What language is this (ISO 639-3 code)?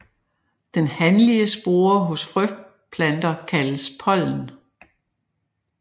dan